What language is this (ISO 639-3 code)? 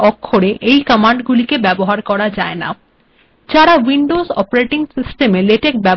ben